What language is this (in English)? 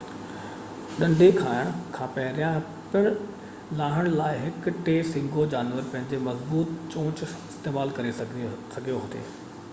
Sindhi